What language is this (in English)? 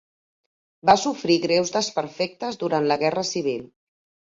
Catalan